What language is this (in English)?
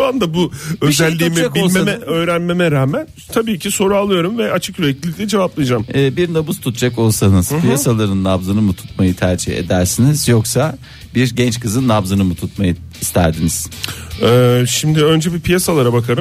Turkish